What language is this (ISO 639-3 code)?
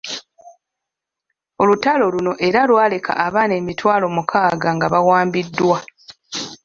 lug